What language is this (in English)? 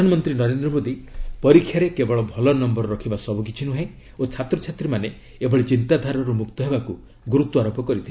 Odia